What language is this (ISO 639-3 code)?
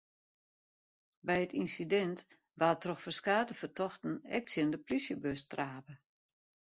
fry